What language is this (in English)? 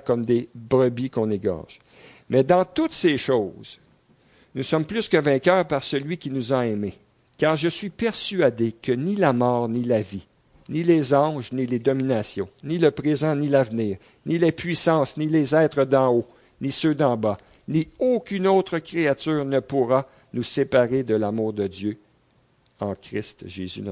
French